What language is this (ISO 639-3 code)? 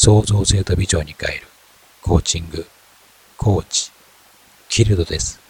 jpn